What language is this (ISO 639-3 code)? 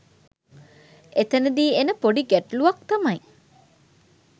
sin